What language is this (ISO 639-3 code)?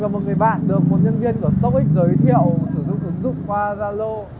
vie